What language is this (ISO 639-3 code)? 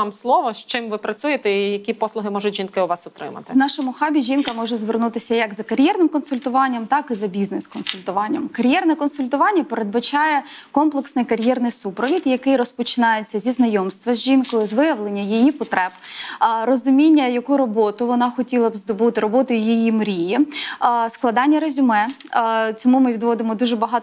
ukr